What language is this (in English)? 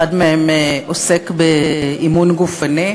Hebrew